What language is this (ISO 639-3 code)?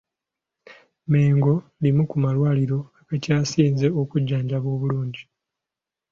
lug